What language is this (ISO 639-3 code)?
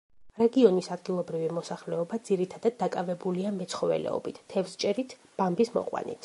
kat